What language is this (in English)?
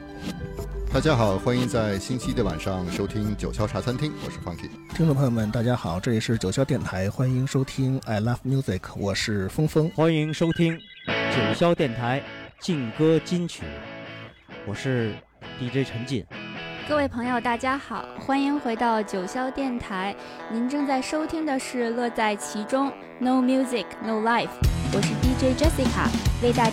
Chinese